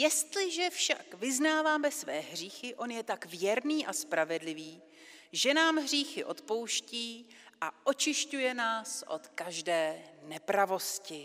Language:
Czech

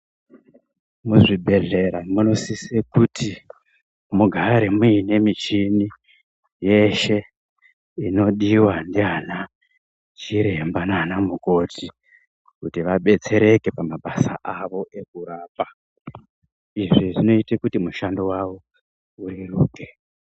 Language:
Ndau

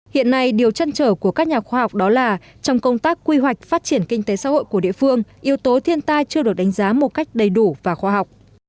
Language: Vietnamese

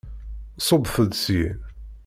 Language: Kabyle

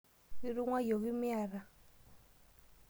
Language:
Masai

